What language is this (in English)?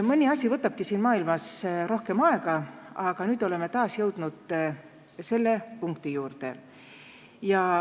Estonian